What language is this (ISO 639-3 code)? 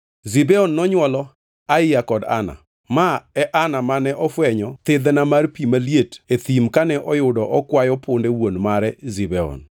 luo